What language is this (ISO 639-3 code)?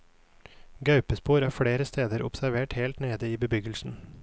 nor